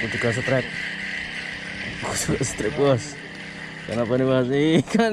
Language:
Indonesian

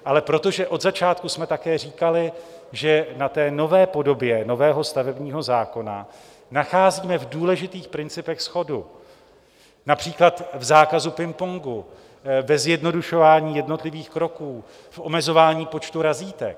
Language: Czech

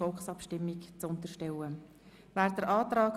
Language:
Swiss German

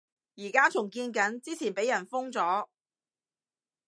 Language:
Cantonese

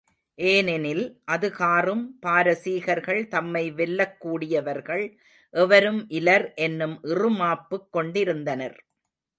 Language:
Tamil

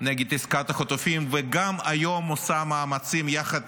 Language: Hebrew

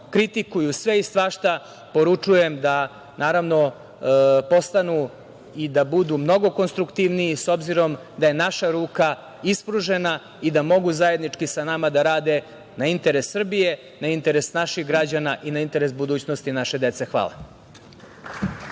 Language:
Serbian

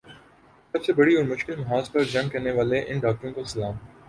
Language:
Urdu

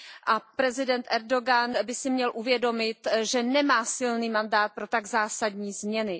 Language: Czech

